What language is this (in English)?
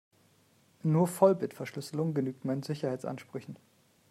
German